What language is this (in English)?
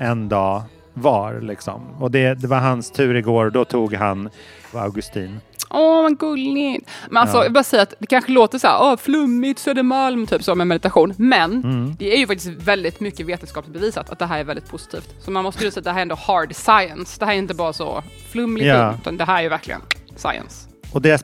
Swedish